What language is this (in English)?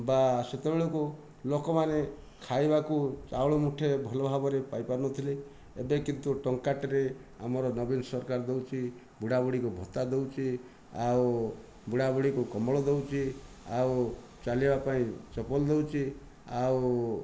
Odia